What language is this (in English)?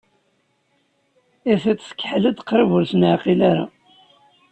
Kabyle